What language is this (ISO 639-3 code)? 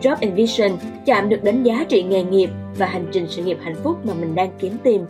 vie